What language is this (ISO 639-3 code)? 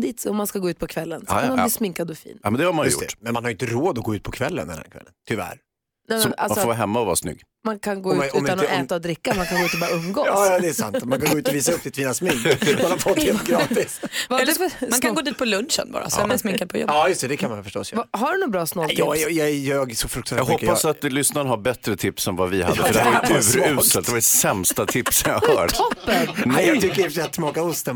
swe